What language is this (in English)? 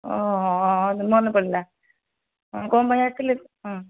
Odia